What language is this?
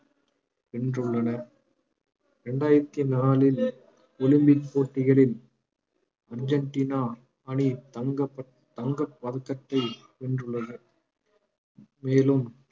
Tamil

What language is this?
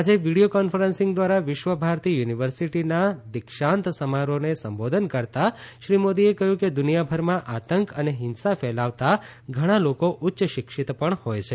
Gujarati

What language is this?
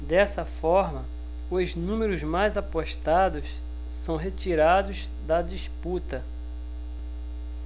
Portuguese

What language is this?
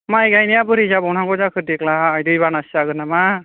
Bodo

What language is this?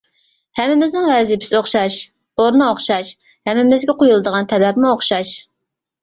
Uyghur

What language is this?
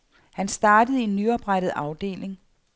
Danish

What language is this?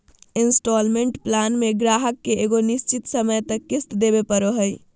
Magahi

